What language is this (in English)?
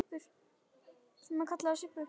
Icelandic